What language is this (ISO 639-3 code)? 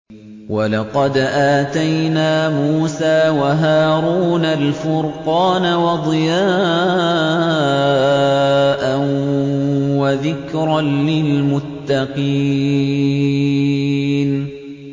ara